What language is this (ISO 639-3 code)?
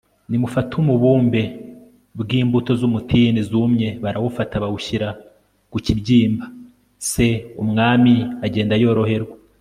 kin